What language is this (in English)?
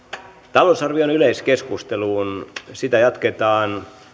Finnish